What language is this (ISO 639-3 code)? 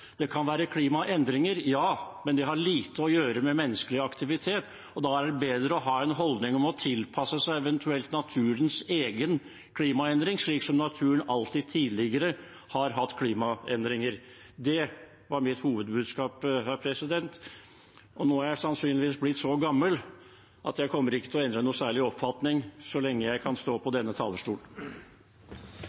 nob